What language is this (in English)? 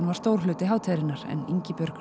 Icelandic